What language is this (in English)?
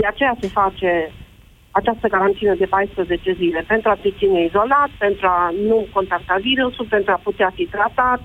Romanian